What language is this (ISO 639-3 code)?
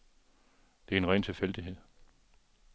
dan